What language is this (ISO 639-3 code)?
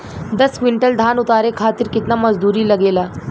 bho